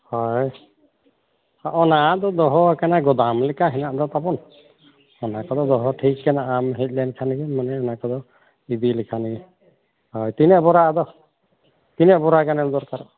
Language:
Santali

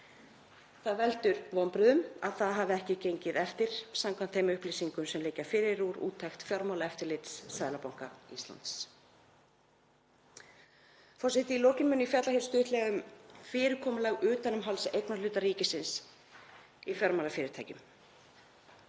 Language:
Icelandic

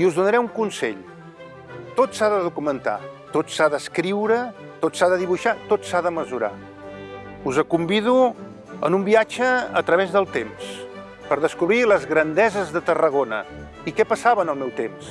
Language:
Catalan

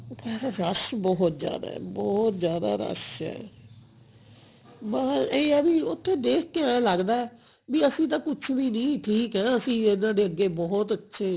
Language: Punjabi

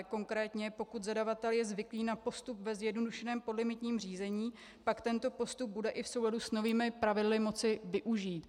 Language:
Czech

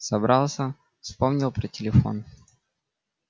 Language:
Russian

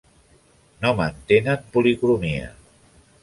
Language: Catalan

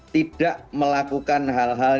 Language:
Indonesian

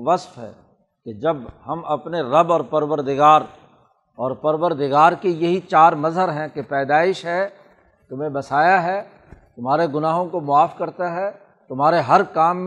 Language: Urdu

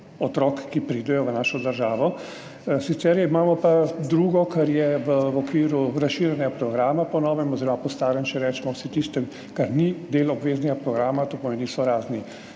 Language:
Slovenian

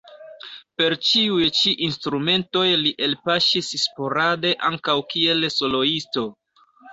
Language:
Esperanto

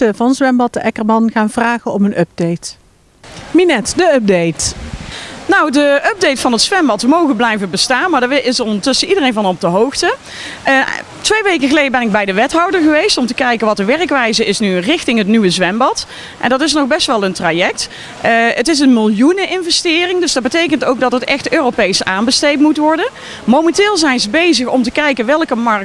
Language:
Dutch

